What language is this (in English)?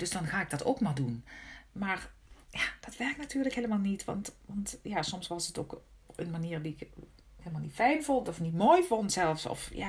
Dutch